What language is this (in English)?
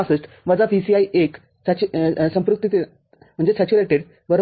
Marathi